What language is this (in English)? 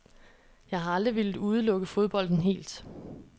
Danish